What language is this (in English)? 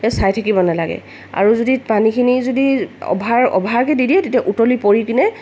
Assamese